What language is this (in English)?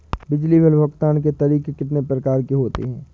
Hindi